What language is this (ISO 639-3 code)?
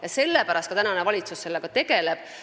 est